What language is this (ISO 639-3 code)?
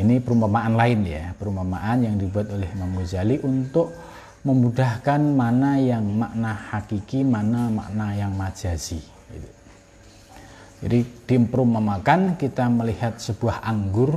ind